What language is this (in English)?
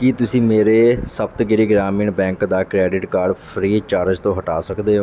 Punjabi